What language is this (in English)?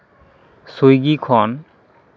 Santali